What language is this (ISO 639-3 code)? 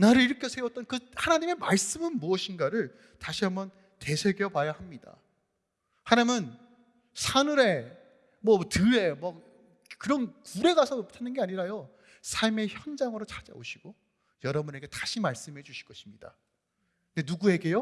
kor